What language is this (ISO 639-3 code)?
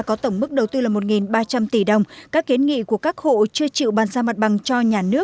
vie